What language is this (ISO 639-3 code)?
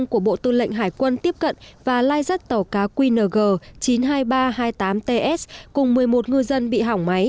vie